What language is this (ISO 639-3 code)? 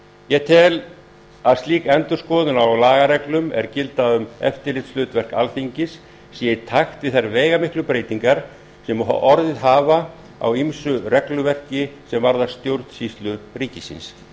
isl